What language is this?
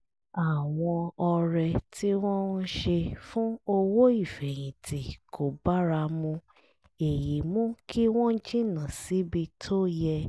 Yoruba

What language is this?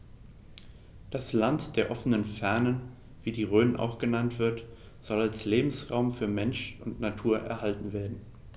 German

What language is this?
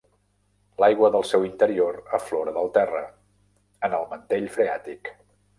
Catalan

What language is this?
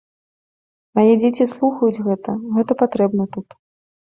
Belarusian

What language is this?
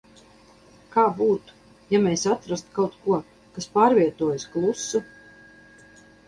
Latvian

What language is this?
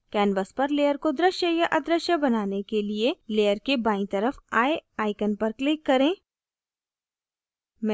Hindi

